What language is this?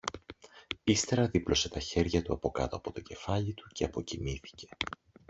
Greek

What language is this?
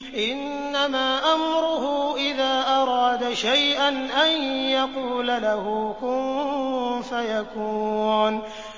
Arabic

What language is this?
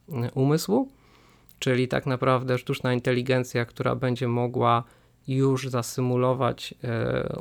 Polish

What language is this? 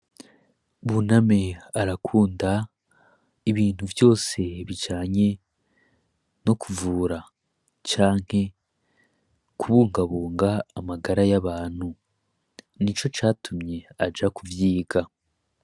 Rundi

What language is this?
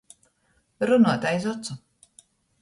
Latgalian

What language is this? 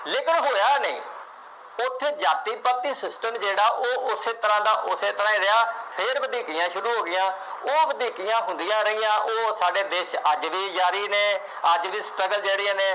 Punjabi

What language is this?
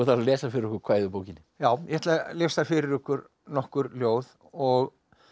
Icelandic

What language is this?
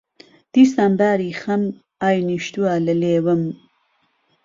Central Kurdish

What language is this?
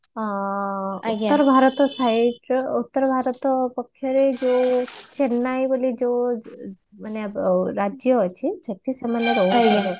Odia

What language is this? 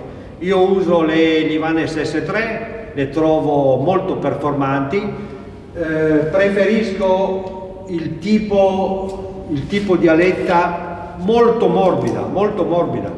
Italian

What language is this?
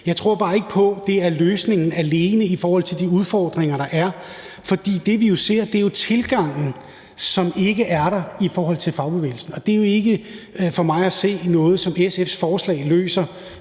Danish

